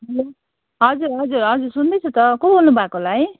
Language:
Nepali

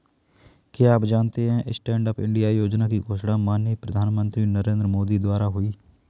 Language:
Hindi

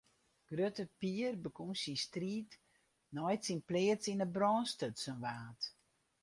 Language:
Western Frisian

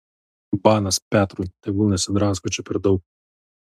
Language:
Lithuanian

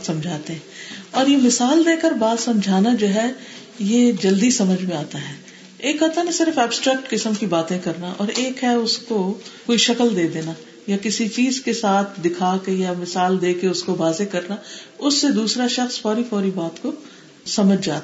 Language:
Urdu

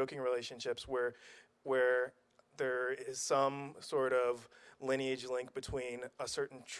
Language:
English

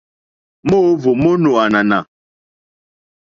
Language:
Mokpwe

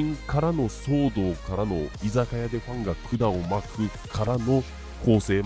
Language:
Japanese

